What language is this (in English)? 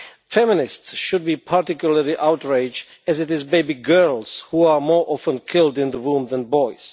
English